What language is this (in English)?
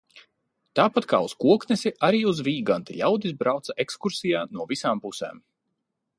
Latvian